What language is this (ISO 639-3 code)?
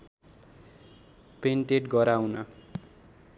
nep